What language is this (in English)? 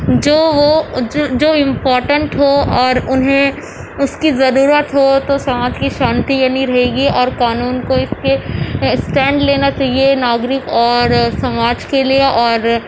Urdu